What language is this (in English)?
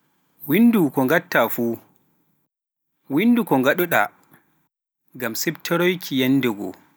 Pular